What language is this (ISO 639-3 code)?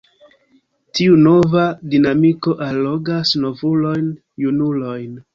epo